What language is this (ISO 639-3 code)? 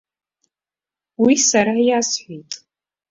abk